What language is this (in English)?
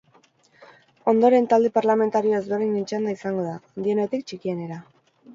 Basque